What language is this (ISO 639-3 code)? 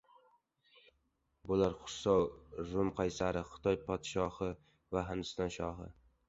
uzb